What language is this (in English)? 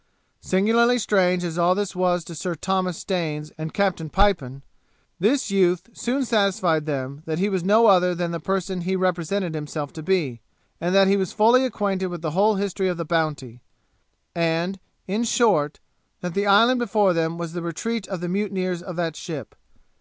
English